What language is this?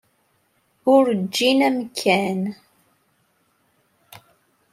Kabyle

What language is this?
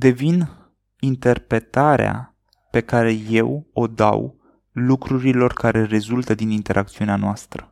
Romanian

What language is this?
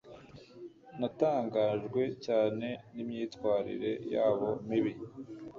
Kinyarwanda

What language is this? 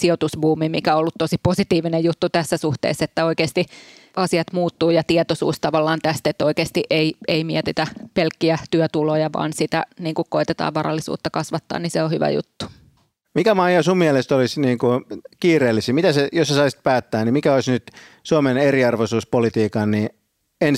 Finnish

